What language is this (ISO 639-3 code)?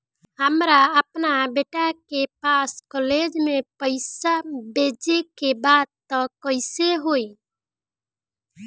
bho